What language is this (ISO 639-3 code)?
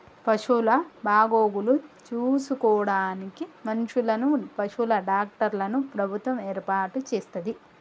tel